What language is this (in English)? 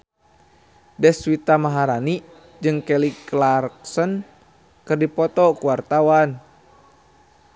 Sundanese